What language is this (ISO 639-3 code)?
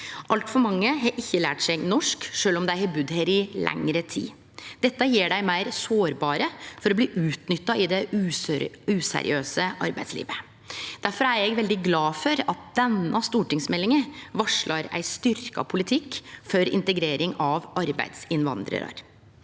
nor